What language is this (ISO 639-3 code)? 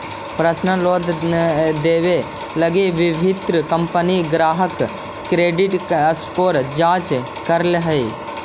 mag